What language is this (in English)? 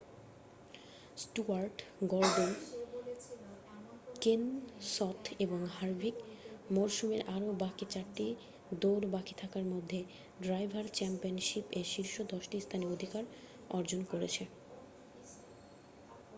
Bangla